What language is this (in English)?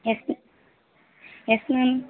Tamil